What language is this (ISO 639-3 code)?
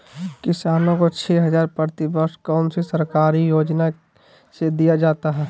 mag